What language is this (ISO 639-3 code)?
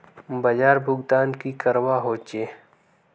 mag